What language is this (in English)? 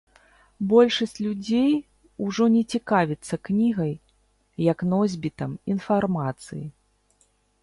Belarusian